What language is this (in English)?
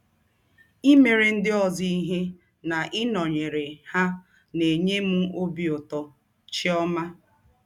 Igbo